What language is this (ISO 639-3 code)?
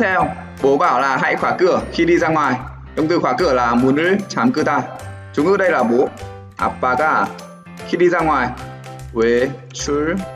vie